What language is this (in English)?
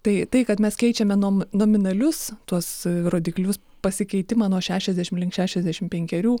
Lithuanian